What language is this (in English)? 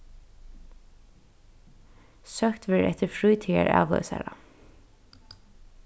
Faroese